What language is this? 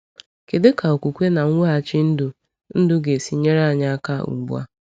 Igbo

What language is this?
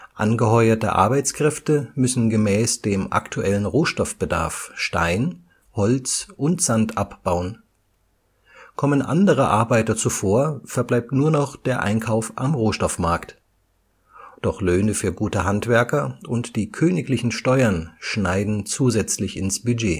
German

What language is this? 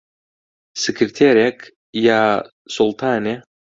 Central Kurdish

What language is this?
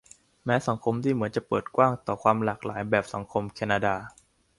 Thai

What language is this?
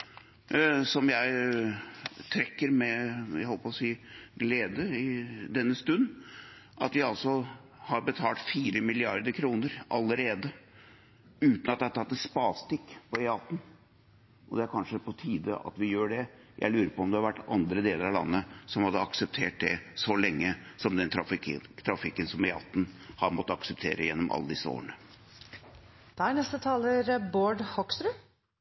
Norwegian Bokmål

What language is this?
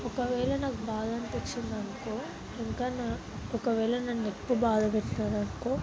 Telugu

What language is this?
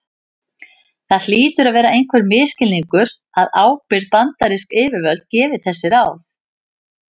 Icelandic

